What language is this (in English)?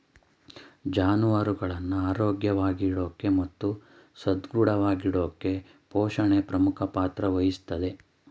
Kannada